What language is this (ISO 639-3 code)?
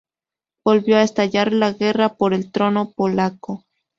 spa